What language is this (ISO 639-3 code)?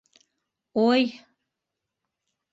bak